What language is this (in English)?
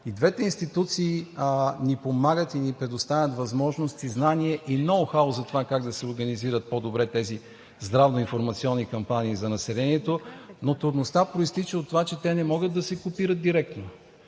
Bulgarian